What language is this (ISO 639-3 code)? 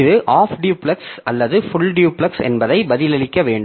tam